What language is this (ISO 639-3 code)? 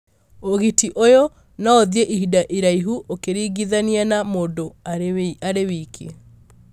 kik